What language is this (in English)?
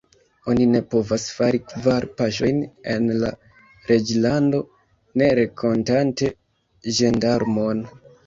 Esperanto